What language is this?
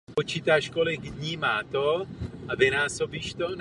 Czech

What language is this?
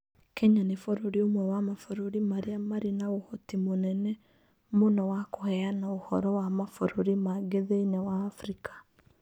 Kikuyu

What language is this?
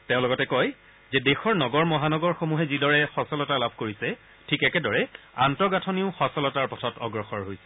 Assamese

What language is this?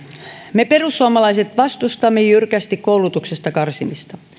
Finnish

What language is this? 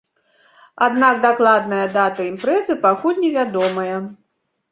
Belarusian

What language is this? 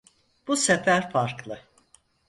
Turkish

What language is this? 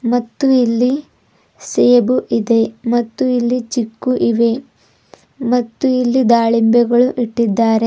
Kannada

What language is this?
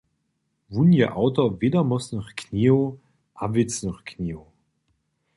Upper Sorbian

